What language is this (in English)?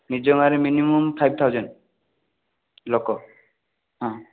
Odia